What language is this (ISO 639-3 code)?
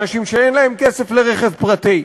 heb